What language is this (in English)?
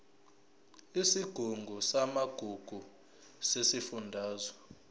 Zulu